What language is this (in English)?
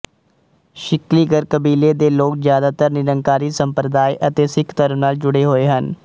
Punjabi